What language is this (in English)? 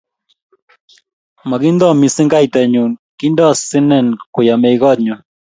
Kalenjin